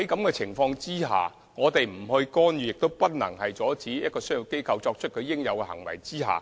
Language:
Cantonese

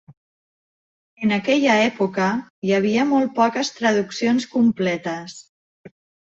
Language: Catalan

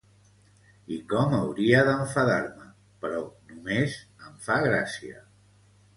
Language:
Catalan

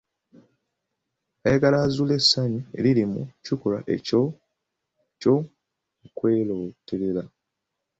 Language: Ganda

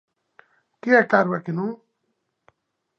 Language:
Galician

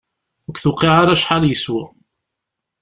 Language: Kabyle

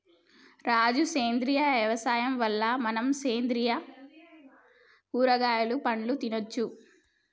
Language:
Telugu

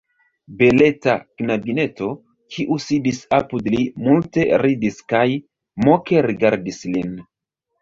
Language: Esperanto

